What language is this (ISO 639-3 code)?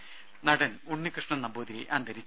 mal